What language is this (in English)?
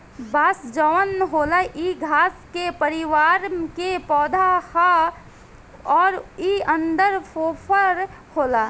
Bhojpuri